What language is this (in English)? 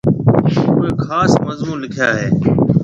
Marwari (Pakistan)